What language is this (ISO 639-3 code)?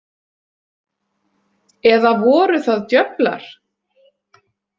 isl